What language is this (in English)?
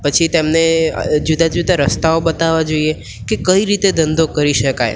Gujarati